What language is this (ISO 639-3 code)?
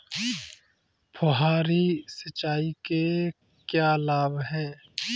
hin